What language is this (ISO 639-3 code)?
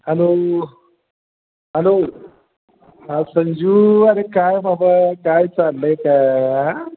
mar